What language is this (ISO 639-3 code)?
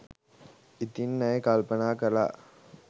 sin